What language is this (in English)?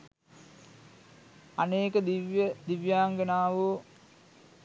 Sinhala